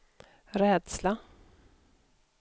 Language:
Swedish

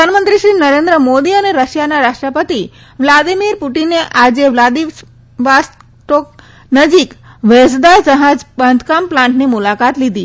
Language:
Gujarati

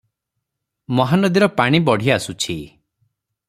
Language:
Odia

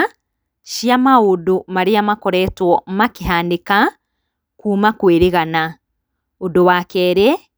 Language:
Kikuyu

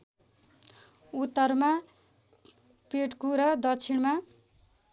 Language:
Nepali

